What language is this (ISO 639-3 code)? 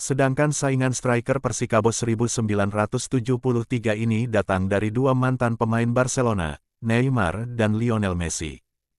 ind